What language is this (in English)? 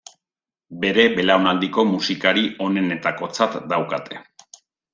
Basque